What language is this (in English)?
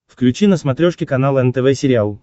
Russian